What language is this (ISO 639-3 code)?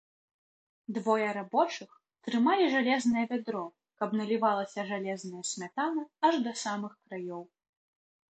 bel